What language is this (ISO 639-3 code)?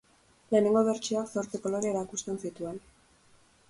eus